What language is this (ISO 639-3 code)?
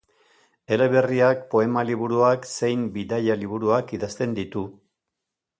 eus